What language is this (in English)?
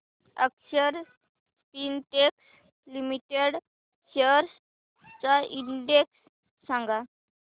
Marathi